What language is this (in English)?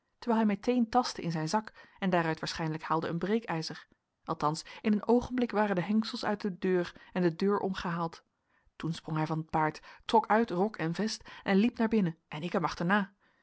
Dutch